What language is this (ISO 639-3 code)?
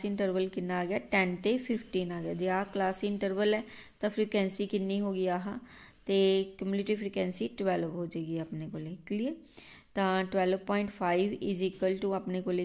hin